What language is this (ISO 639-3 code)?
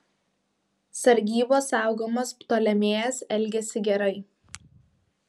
lit